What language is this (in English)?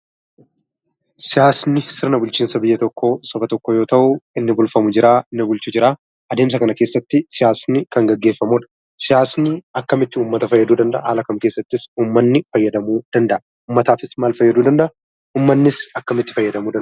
Oromo